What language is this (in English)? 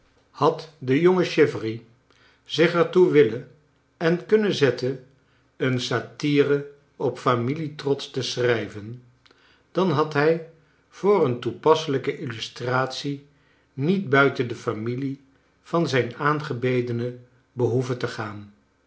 Dutch